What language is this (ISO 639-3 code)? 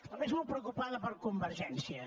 cat